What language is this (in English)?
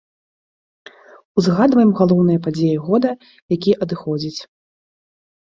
Belarusian